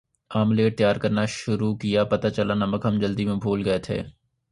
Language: Urdu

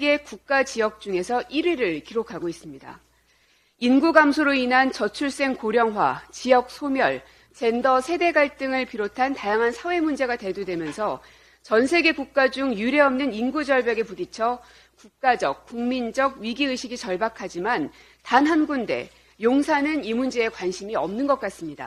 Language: Korean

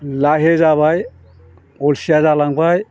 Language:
Bodo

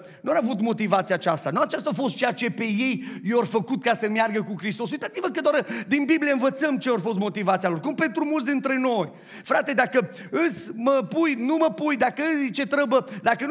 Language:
Romanian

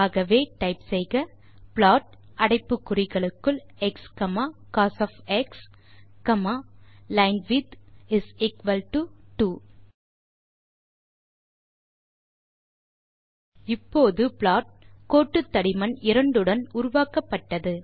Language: Tamil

